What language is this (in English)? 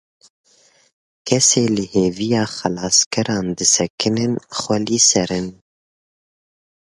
Kurdish